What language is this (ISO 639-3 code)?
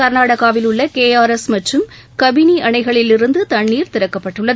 tam